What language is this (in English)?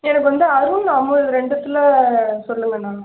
Tamil